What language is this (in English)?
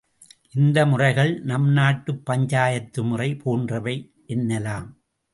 Tamil